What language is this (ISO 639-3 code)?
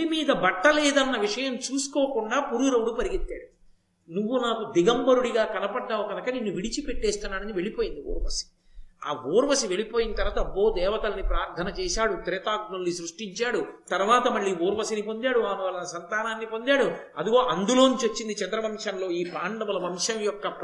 tel